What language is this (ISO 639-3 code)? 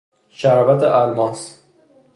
fas